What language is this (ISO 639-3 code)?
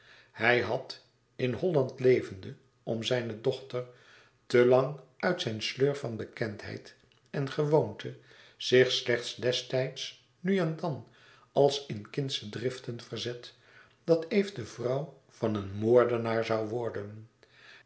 nld